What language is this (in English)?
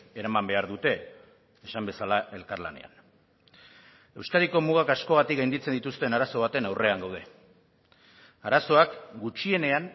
Basque